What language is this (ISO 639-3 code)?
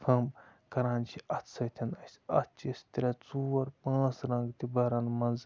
kas